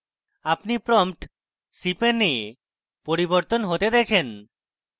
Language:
Bangla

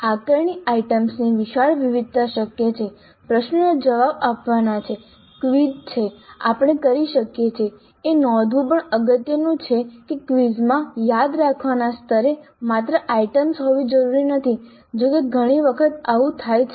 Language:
Gujarati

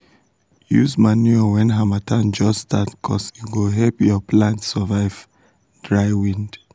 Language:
Nigerian Pidgin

